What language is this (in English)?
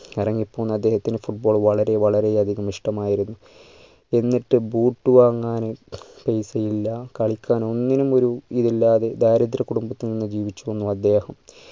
Malayalam